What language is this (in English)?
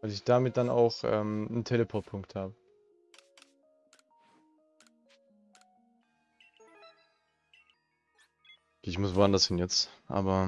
German